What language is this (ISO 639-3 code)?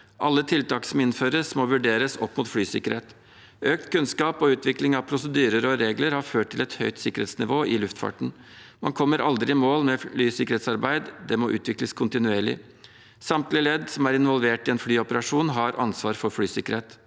nor